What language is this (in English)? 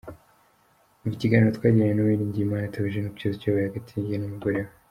Kinyarwanda